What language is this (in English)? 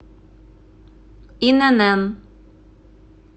Russian